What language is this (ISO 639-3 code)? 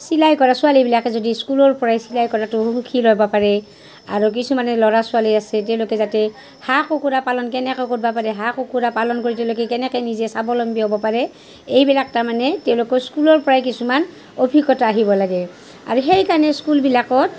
asm